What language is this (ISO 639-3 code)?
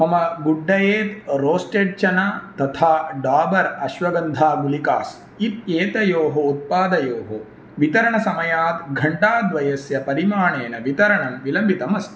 san